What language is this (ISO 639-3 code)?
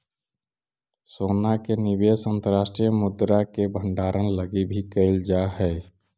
mag